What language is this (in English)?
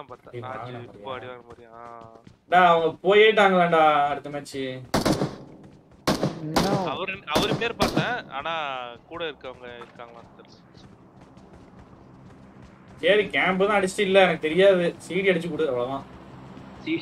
Tamil